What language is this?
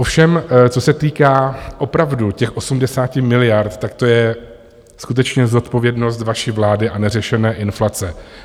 Czech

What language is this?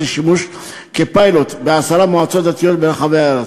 Hebrew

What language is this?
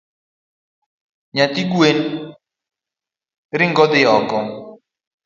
Luo (Kenya and Tanzania)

